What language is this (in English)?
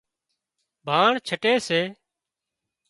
Wadiyara Koli